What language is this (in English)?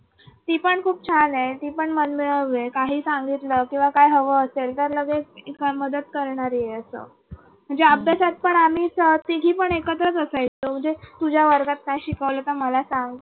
Marathi